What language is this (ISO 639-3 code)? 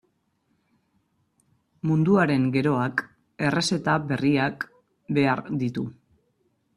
eus